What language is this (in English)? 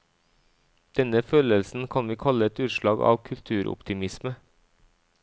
Norwegian